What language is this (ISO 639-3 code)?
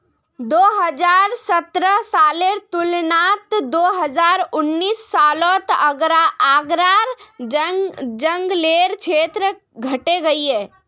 mag